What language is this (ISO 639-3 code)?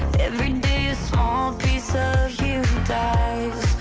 eng